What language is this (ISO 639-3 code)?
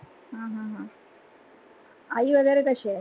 mar